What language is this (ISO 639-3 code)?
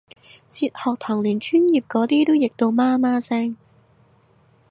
yue